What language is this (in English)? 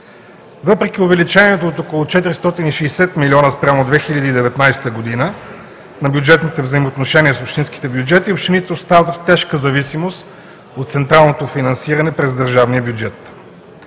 Bulgarian